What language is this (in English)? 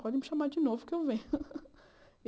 Portuguese